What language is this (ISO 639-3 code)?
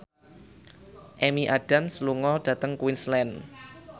jav